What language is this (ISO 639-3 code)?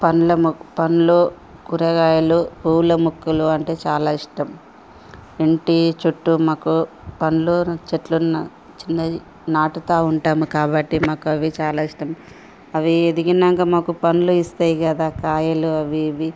tel